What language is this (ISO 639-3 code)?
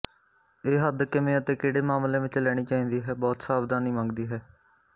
pan